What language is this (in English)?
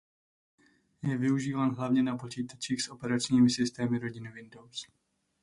Czech